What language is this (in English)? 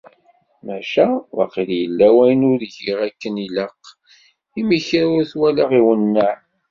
Kabyle